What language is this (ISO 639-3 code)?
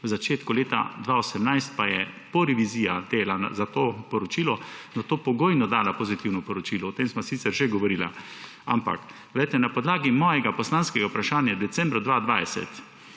slv